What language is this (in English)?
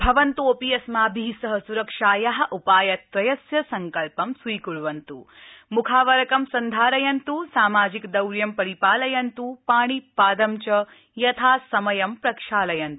Sanskrit